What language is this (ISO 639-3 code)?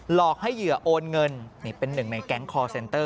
tha